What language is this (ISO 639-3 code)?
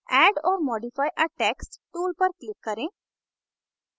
hin